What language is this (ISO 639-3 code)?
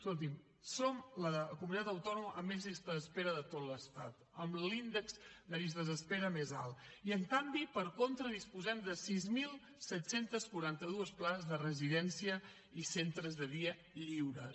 cat